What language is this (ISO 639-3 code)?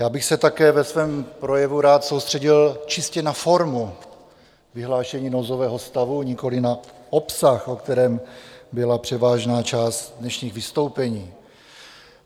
ces